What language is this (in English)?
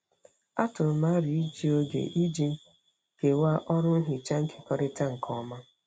Igbo